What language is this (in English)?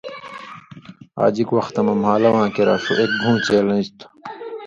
Indus Kohistani